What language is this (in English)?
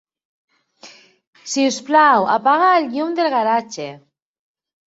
Catalan